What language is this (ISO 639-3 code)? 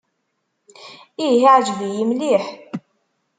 kab